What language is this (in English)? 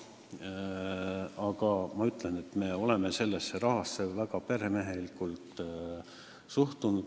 Estonian